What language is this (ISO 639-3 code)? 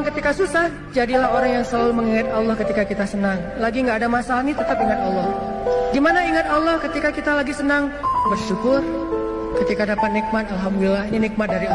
ind